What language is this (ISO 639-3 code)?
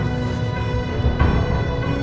ind